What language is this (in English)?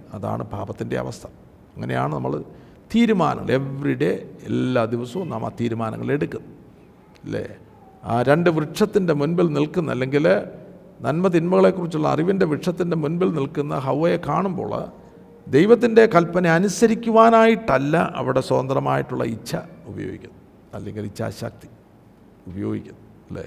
Malayalam